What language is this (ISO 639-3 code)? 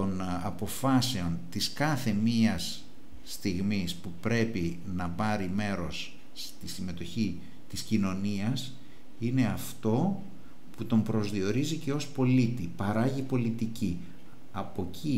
ell